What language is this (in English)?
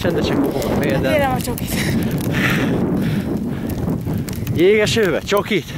Hungarian